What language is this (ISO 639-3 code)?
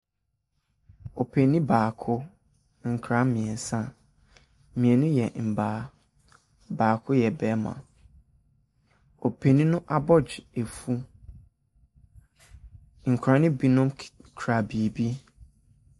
aka